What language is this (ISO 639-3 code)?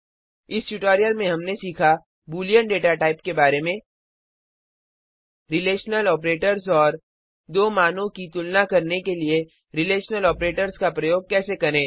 hin